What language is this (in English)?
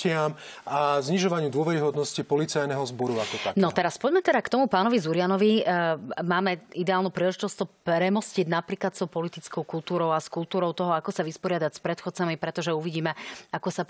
Slovak